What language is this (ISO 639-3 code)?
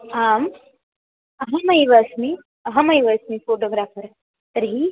san